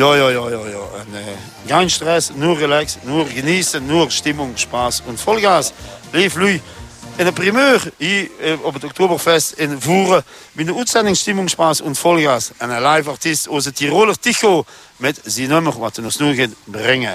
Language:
Dutch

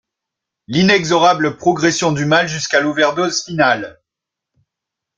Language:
French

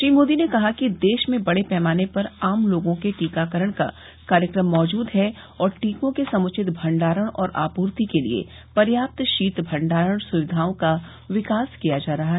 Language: Hindi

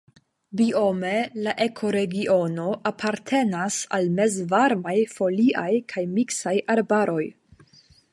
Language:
Esperanto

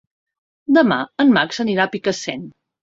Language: Catalan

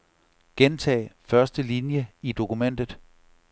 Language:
Danish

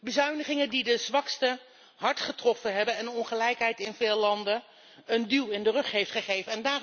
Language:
Dutch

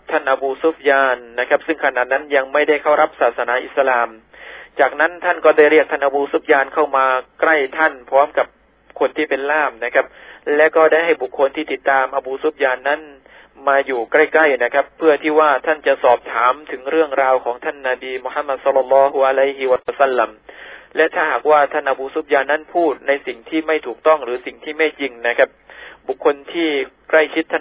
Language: Thai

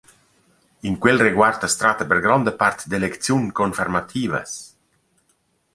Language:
Romansh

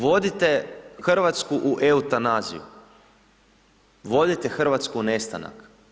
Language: Croatian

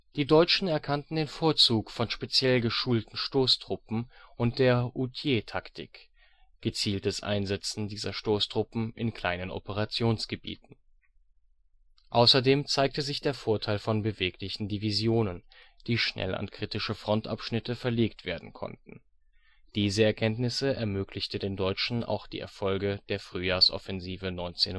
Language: German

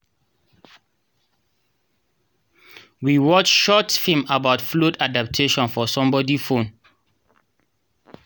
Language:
Nigerian Pidgin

